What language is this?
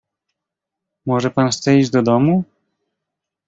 Polish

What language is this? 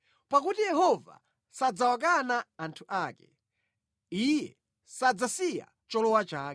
Nyanja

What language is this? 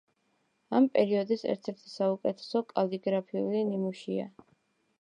Georgian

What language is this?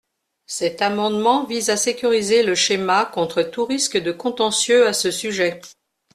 French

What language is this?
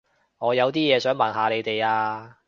Cantonese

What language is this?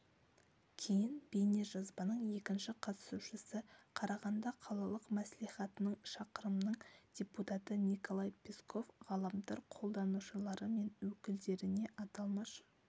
Kazakh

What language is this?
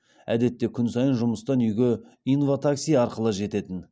Kazakh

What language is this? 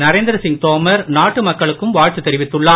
Tamil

